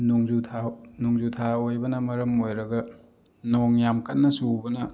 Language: Manipuri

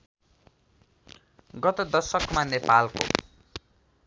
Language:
Nepali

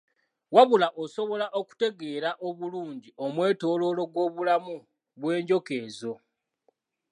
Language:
Ganda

